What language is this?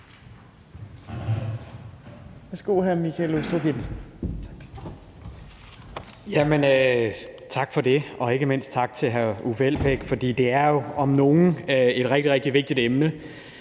Danish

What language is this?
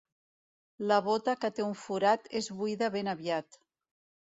Catalan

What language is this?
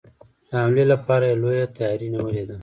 Pashto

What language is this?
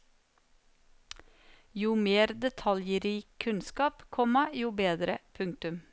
Norwegian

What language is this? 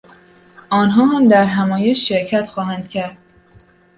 Persian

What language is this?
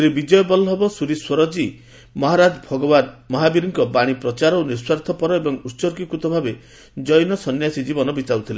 Odia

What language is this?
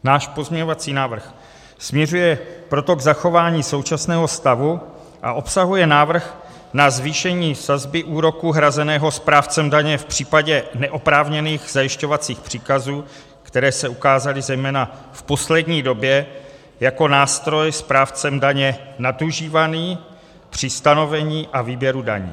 Czech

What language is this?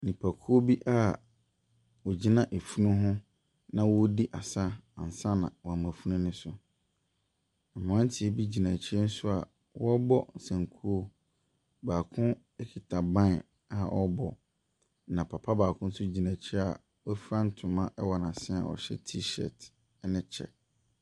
Akan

